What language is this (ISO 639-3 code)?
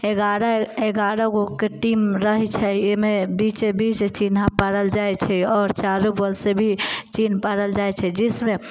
mai